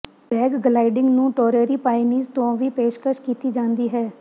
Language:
Punjabi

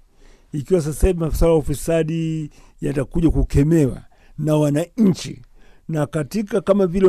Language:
Swahili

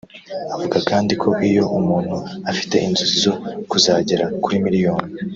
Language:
Kinyarwanda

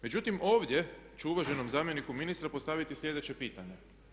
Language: Croatian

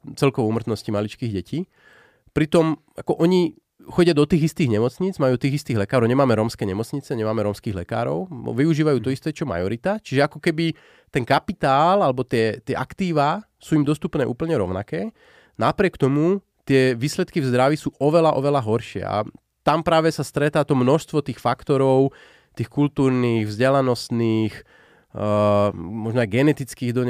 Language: Slovak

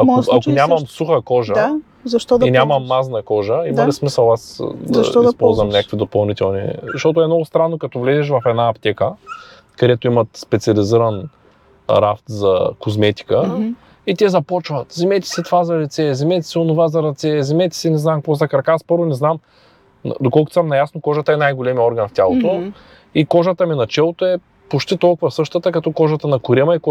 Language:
Bulgarian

